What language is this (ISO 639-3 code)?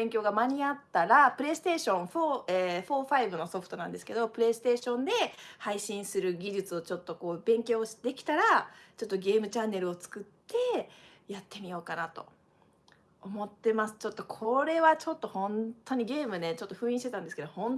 jpn